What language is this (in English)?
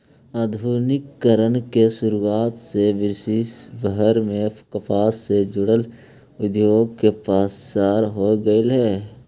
Magahi